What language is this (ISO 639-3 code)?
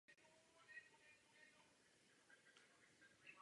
ces